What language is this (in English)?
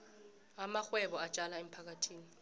South Ndebele